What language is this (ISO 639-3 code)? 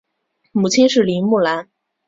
zho